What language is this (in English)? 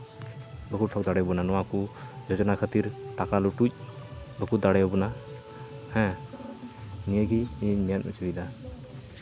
Santali